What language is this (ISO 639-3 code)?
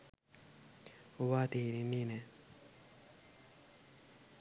sin